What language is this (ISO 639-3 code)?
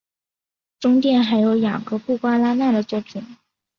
zho